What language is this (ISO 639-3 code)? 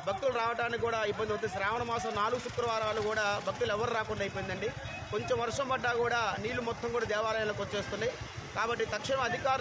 tel